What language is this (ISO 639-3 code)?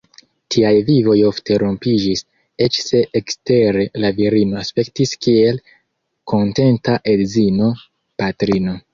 epo